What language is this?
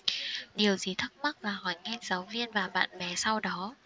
Vietnamese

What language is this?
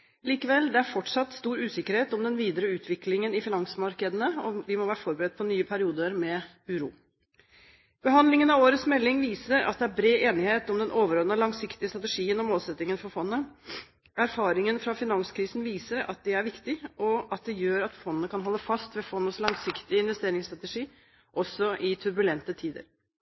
Norwegian Bokmål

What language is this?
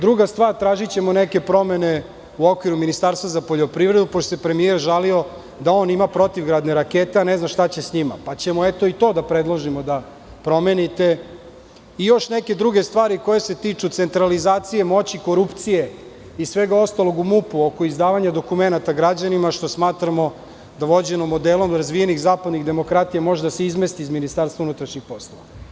Serbian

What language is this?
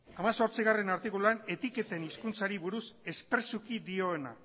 Basque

